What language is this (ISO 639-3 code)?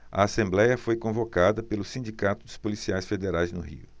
por